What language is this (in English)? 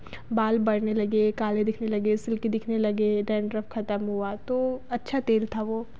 Hindi